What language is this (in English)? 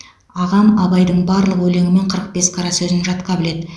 Kazakh